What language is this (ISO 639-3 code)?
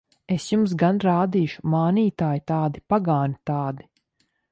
lav